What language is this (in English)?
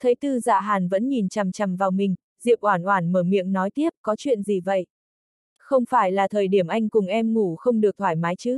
Vietnamese